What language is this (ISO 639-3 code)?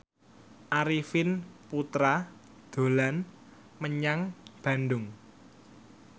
jav